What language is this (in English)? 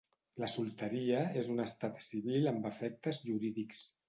Catalan